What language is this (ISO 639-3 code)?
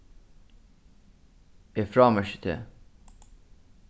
fao